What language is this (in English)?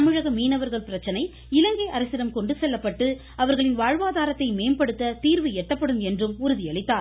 Tamil